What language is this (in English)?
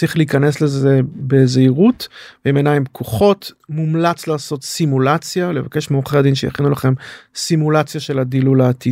Hebrew